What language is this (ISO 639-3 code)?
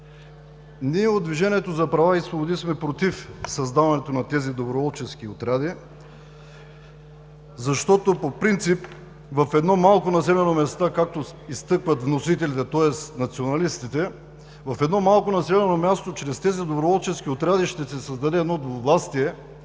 bul